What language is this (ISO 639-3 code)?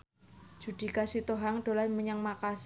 jav